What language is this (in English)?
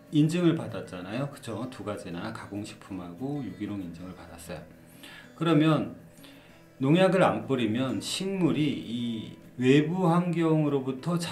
Korean